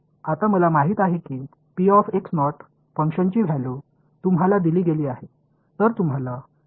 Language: Marathi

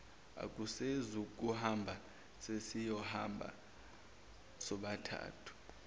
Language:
Zulu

